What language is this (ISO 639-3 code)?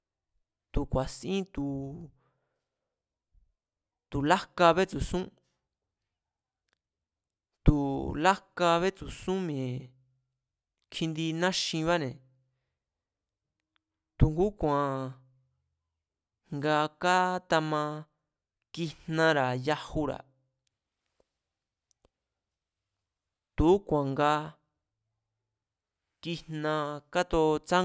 vmz